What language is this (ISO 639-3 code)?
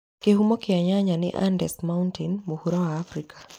kik